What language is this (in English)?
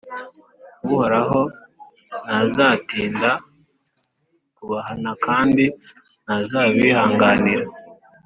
Kinyarwanda